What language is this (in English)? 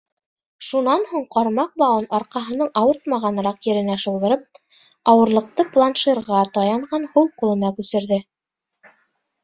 Bashkir